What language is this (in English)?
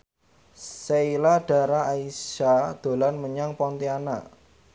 Javanese